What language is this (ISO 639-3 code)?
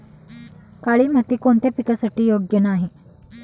mar